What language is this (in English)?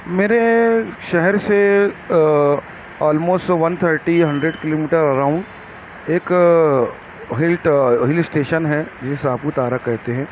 Urdu